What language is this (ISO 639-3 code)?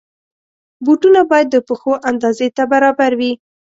pus